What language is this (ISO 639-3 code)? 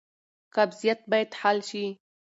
pus